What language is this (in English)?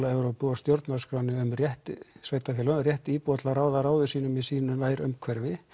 Icelandic